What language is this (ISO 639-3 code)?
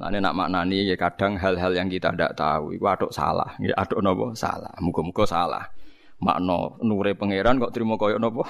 ind